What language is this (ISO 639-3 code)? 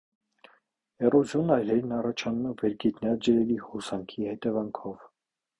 hye